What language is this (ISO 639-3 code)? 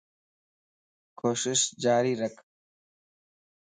lss